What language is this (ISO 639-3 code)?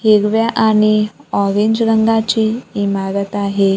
mar